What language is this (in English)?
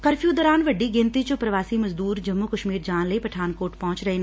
Punjabi